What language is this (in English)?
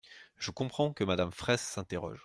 French